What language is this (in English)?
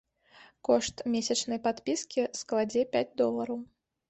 Belarusian